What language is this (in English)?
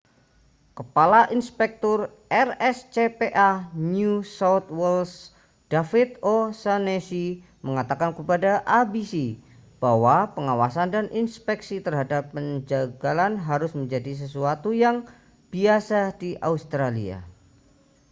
Indonesian